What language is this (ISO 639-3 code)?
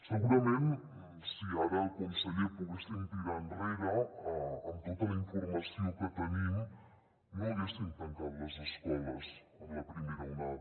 cat